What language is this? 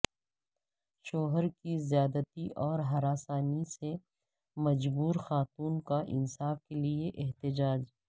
Urdu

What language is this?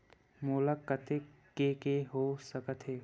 Chhattisgarhi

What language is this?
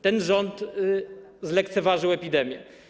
Polish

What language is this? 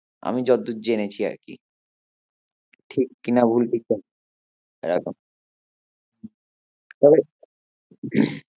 Bangla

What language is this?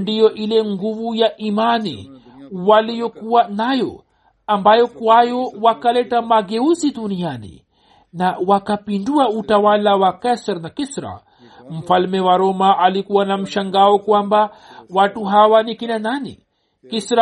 Swahili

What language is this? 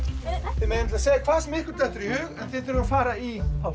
Icelandic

